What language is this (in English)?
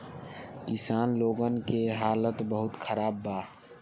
Bhojpuri